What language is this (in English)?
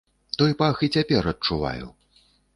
Belarusian